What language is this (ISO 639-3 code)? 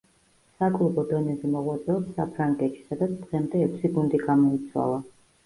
kat